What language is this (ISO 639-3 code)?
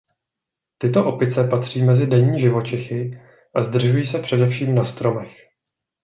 ces